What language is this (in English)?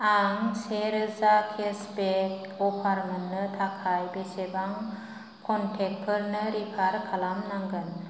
Bodo